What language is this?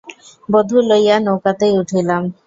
Bangla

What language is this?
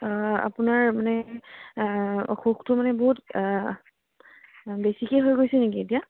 Assamese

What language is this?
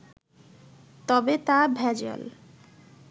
Bangla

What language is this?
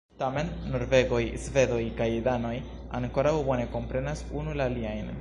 Esperanto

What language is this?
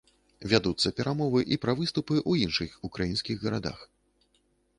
Belarusian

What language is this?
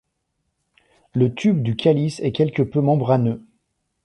French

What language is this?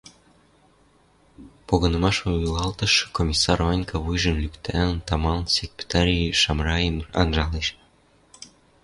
Western Mari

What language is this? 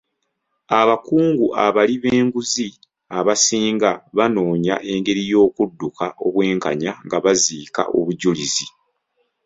Ganda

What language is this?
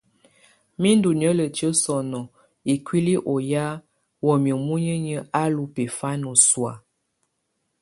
Tunen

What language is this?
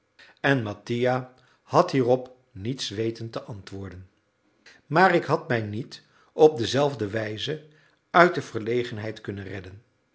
Dutch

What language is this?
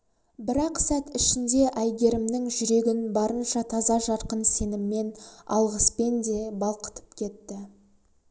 Kazakh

